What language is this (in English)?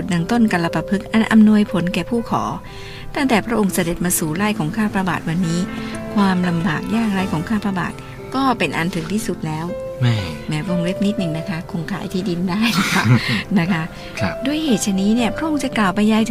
Thai